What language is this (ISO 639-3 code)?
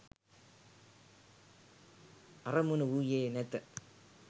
sin